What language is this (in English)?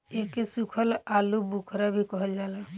Bhojpuri